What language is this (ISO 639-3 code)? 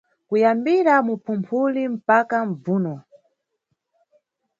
nyu